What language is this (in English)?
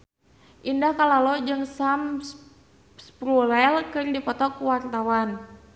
Sundanese